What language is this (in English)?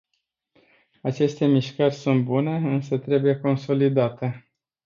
Romanian